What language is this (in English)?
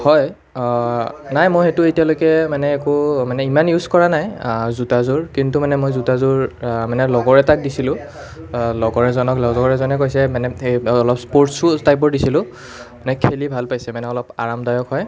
Assamese